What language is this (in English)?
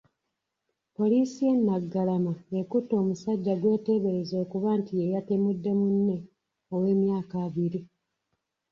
Ganda